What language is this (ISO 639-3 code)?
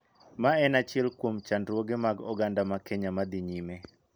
luo